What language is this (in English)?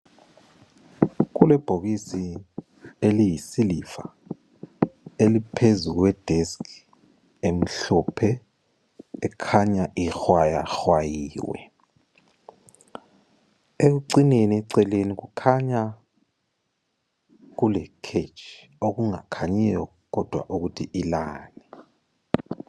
North Ndebele